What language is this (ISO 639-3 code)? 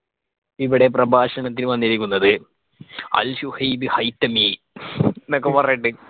mal